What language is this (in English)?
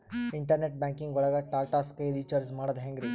Kannada